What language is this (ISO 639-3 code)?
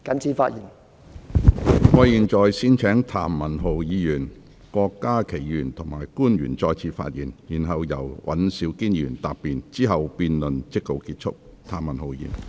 yue